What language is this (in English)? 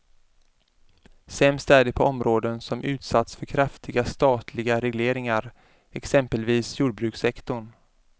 Swedish